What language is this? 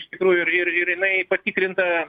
Lithuanian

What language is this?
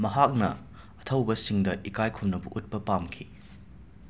Manipuri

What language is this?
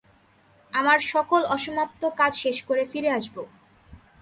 Bangla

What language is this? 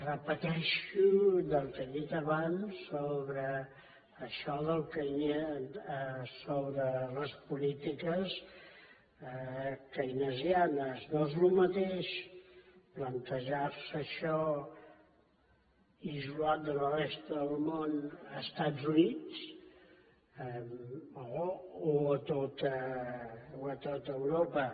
Catalan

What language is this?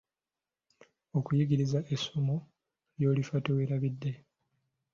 Ganda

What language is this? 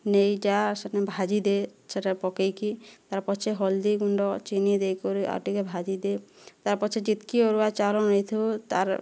Odia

